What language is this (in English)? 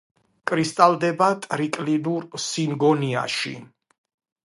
Georgian